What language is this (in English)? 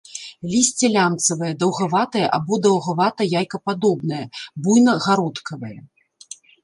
Belarusian